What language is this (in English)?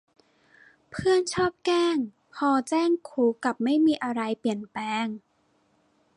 Thai